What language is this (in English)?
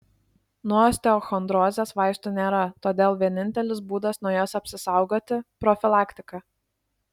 Lithuanian